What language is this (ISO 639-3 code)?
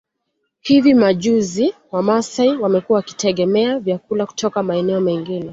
swa